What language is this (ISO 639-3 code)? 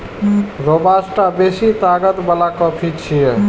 mai